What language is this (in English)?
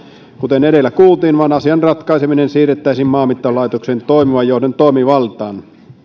Finnish